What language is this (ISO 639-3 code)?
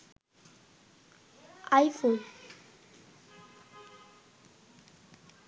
ben